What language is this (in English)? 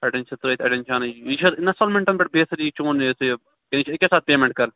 Kashmiri